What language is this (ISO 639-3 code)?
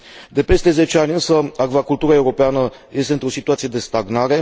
ron